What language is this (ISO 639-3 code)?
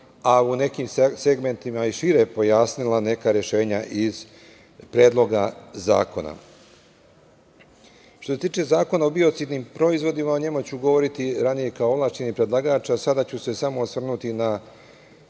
srp